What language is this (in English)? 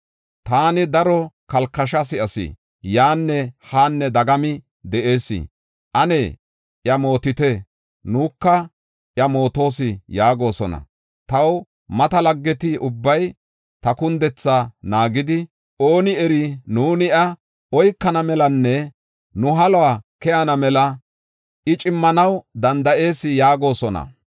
Gofa